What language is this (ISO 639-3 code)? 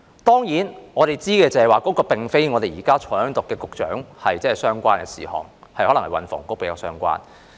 yue